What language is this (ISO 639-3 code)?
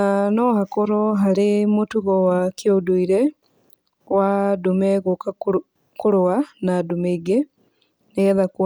kik